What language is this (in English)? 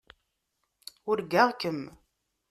Kabyle